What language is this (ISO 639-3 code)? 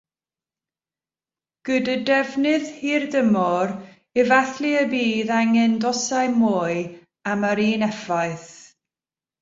cym